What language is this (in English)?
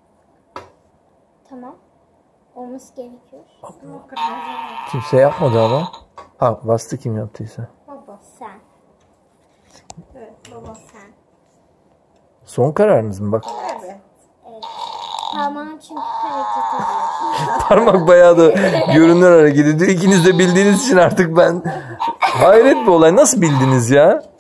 Turkish